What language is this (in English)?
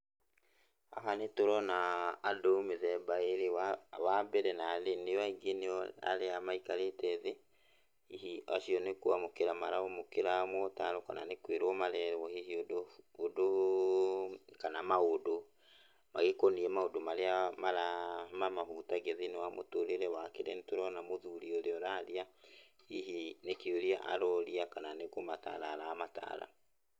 Kikuyu